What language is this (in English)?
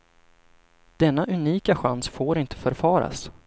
Swedish